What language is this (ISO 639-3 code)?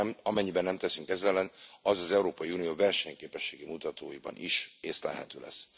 hun